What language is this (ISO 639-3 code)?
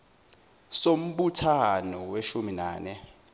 zul